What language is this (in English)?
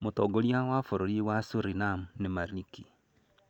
Kikuyu